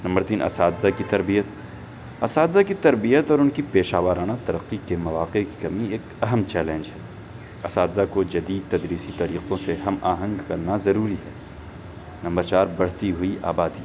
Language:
Urdu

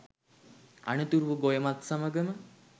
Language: Sinhala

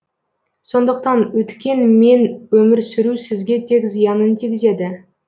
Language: Kazakh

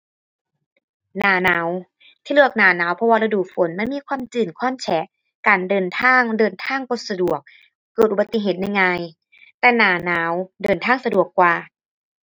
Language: Thai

